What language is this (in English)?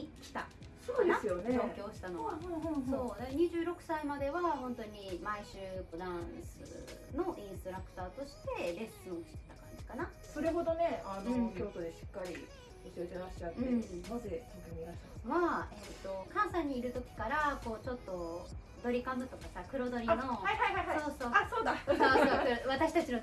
Japanese